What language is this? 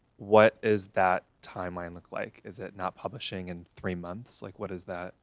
English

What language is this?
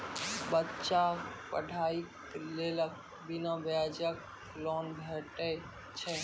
Maithili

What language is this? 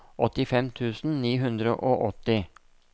Norwegian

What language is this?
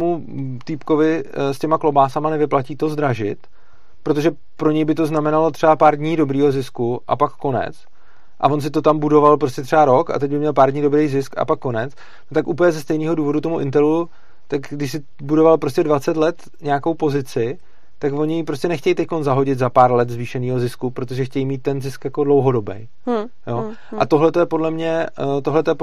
Czech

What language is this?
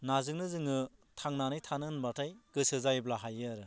Bodo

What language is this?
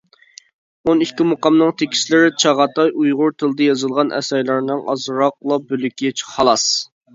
Uyghur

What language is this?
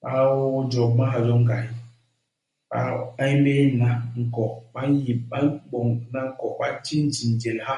Basaa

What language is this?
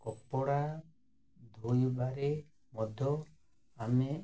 Odia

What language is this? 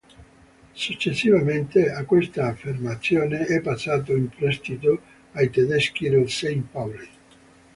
Italian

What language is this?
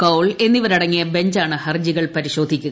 Malayalam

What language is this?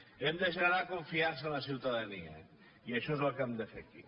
Catalan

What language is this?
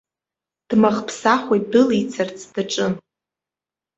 Abkhazian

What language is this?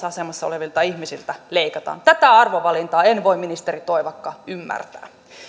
Finnish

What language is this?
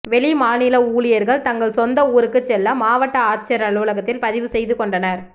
Tamil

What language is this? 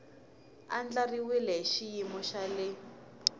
Tsonga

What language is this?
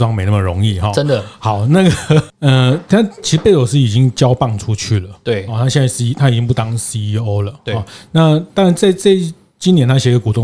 Chinese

